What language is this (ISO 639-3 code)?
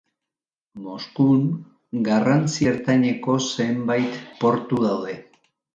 eus